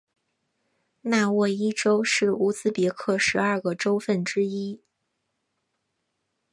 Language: Chinese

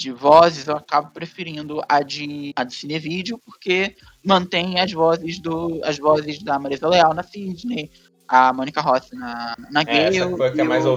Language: Portuguese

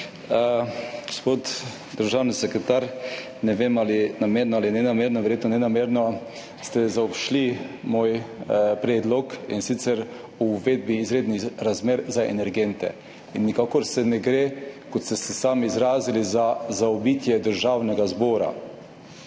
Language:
Slovenian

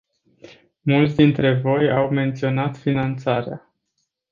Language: Romanian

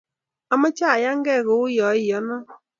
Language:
Kalenjin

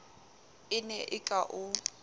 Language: Southern Sotho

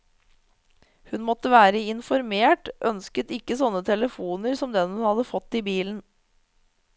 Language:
Norwegian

